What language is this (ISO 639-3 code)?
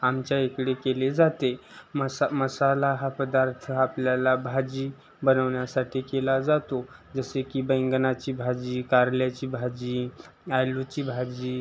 mar